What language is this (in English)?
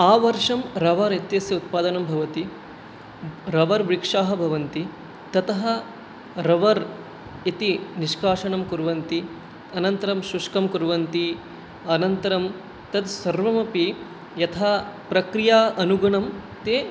Sanskrit